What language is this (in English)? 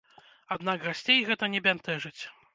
Belarusian